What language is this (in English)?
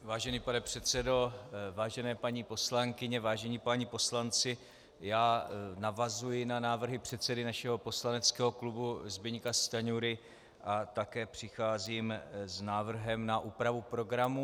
Czech